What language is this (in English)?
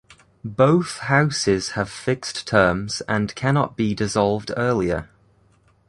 English